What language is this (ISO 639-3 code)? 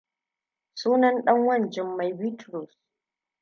hau